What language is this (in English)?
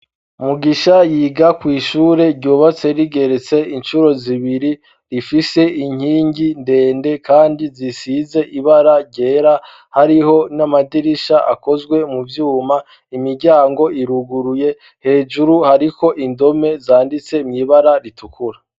Rundi